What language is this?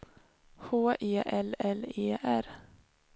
Swedish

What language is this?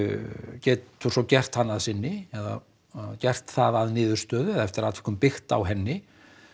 Icelandic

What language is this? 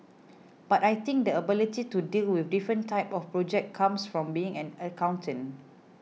English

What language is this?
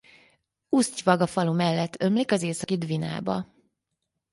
Hungarian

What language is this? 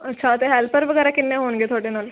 Punjabi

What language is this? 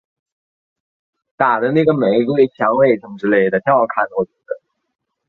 Chinese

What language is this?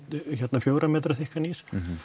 Icelandic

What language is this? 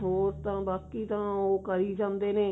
Punjabi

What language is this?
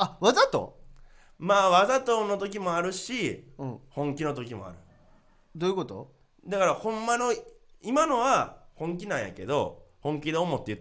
Japanese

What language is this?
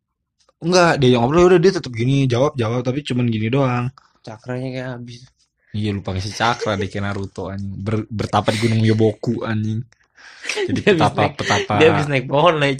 Indonesian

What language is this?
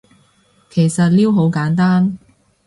Cantonese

